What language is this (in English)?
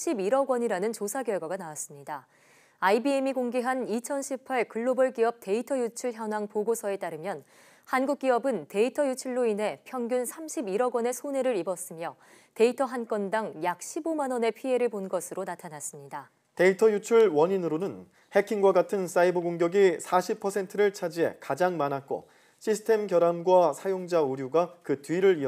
Korean